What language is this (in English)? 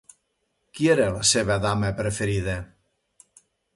Catalan